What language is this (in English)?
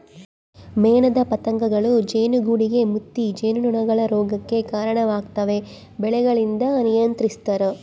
Kannada